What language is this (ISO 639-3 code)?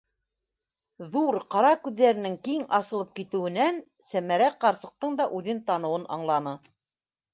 bak